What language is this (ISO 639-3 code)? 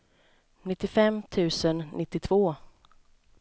swe